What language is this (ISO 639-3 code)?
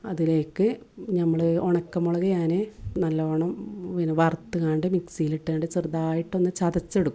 mal